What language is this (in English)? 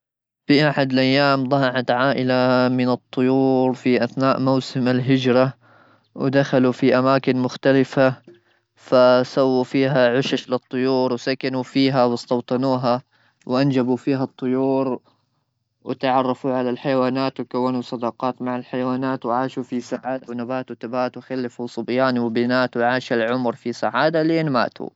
Gulf Arabic